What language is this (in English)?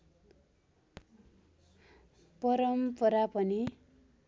Nepali